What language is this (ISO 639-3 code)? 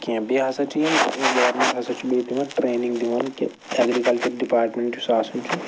kas